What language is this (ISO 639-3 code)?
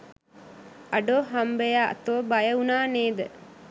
sin